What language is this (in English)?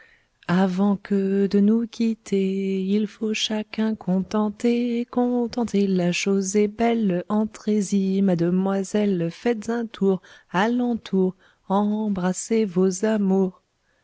French